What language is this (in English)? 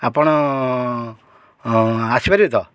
Odia